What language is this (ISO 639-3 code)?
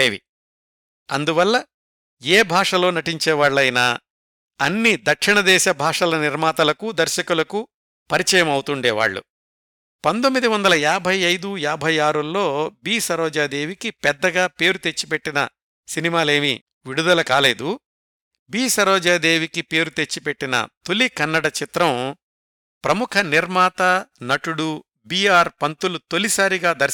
tel